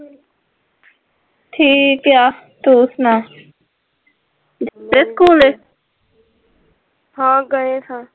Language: Punjabi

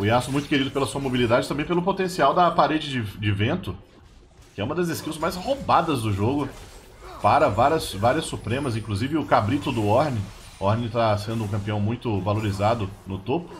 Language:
Portuguese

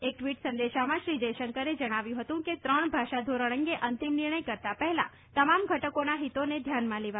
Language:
Gujarati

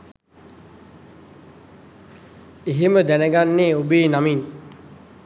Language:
Sinhala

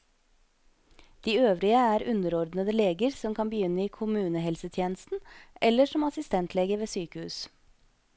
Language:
Norwegian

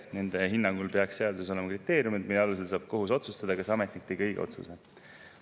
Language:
Estonian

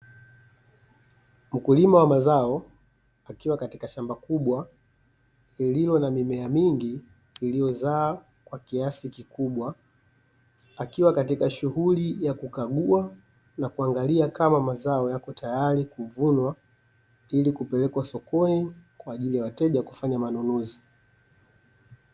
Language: Swahili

